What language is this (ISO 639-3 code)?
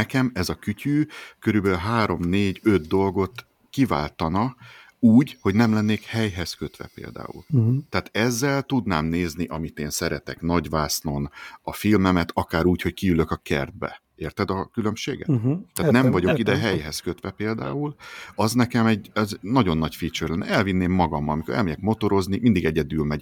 hun